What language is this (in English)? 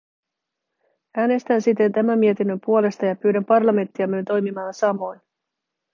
Finnish